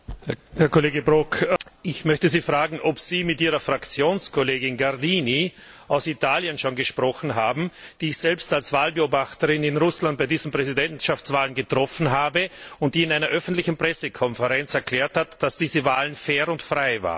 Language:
German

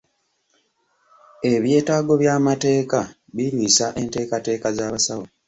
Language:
Ganda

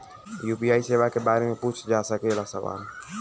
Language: Bhojpuri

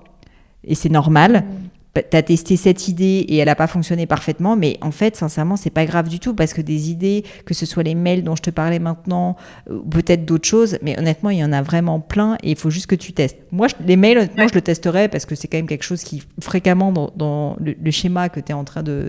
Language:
French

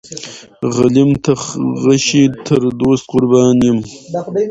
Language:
Pashto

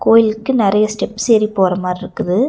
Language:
Tamil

